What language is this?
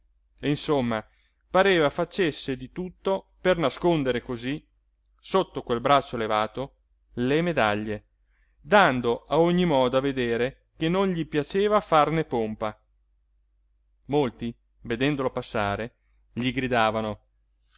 Italian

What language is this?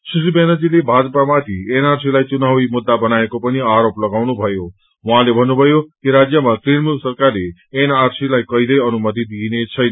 Nepali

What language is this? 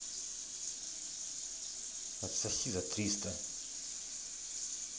Russian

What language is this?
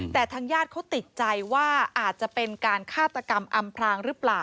Thai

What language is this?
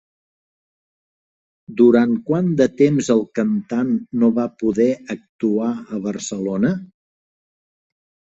Catalan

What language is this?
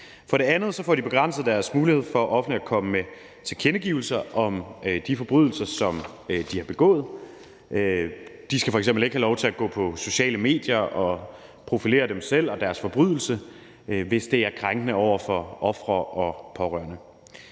Danish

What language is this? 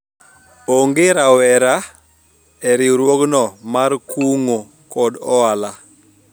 Luo (Kenya and Tanzania)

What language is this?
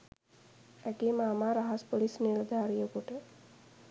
Sinhala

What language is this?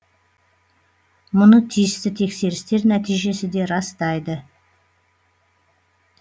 Kazakh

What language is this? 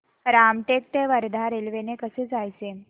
Marathi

